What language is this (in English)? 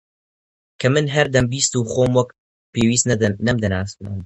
Central Kurdish